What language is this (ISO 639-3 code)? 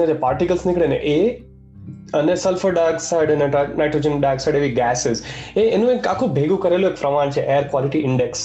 guj